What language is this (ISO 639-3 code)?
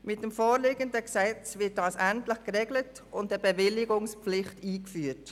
gsw